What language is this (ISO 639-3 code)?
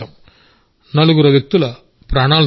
tel